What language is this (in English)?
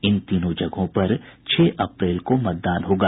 Hindi